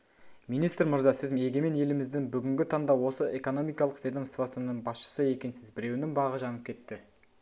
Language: Kazakh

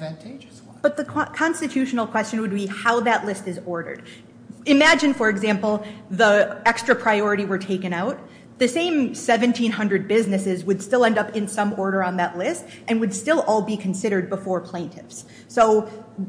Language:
English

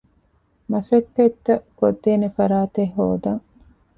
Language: Divehi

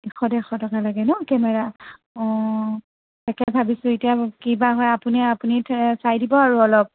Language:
Assamese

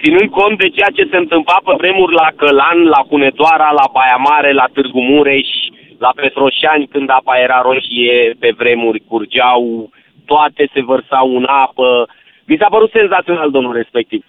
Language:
Romanian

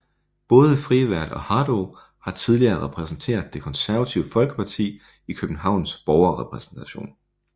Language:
Danish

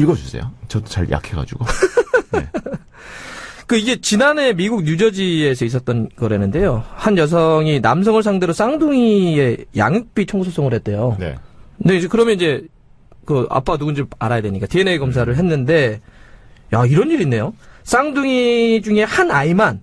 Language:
Korean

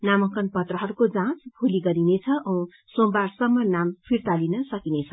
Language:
Nepali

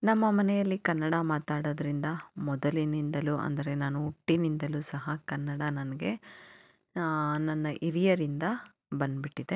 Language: Kannada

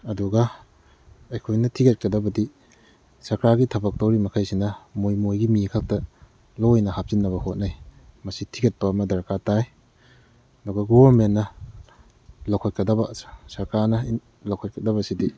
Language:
Manipuri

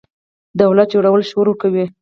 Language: Pashto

